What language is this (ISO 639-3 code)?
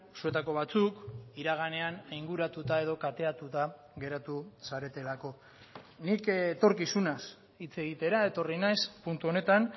eus